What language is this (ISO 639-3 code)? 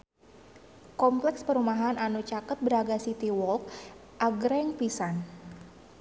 sun